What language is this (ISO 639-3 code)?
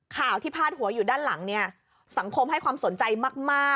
tha